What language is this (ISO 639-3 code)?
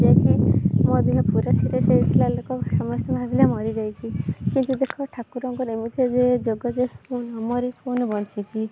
ori